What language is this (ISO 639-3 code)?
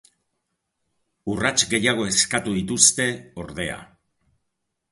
eus